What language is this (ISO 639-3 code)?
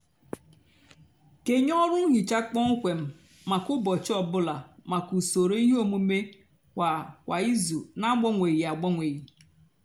ibo